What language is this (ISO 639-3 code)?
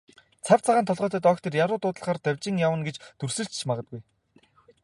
mon